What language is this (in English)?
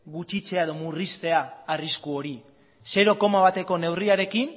Basque